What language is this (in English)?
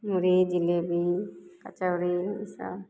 Maithili